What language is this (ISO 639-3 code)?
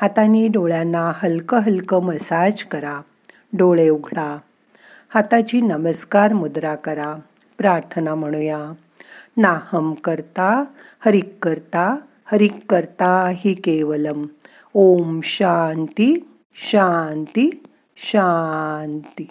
mar